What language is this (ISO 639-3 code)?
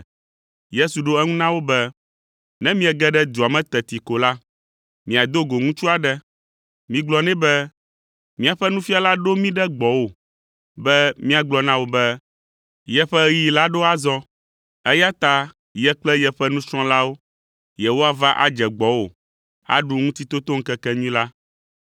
ewe